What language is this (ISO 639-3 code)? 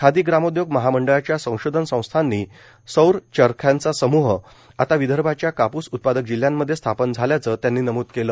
mar